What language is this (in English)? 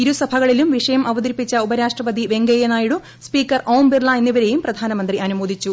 Malayalam